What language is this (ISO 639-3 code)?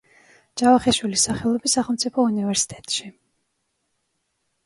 kat